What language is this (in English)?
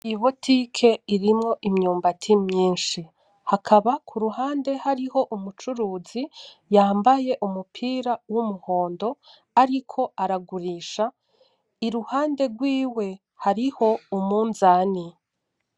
Rundi